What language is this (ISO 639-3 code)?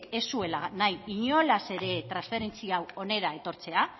eus